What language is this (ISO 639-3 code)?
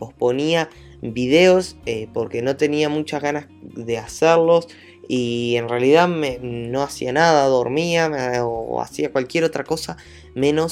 spa